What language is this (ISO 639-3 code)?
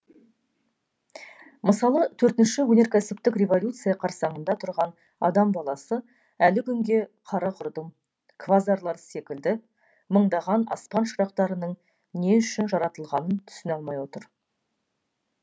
kaz